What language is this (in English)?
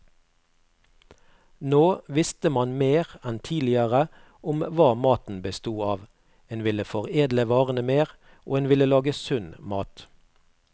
Norwegian